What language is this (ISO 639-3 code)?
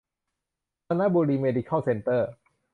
tha